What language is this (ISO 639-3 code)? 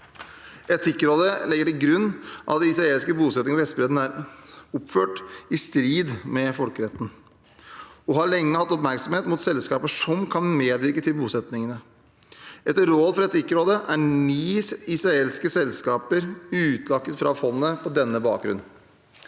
nor